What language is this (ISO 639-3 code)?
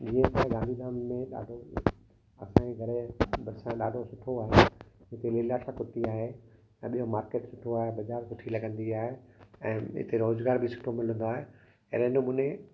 snd